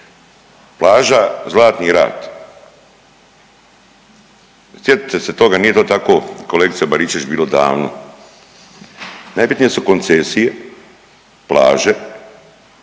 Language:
Croatian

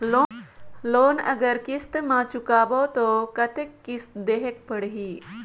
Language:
Chhattisgarhi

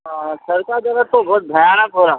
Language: Urdu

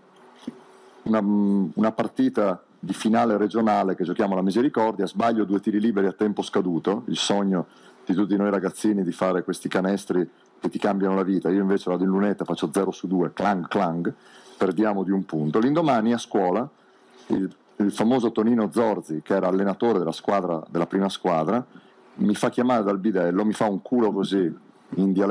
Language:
Italian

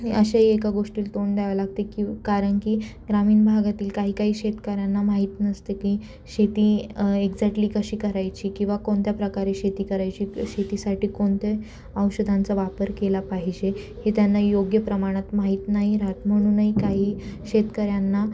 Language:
Marathi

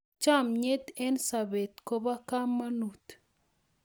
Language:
Kalenjin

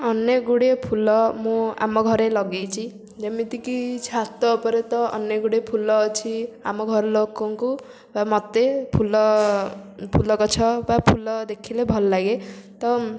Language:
Odia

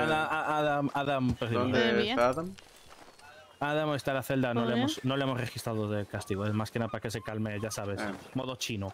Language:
Spanish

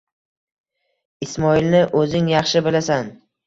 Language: Uzbek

